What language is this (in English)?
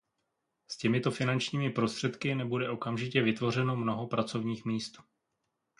Czech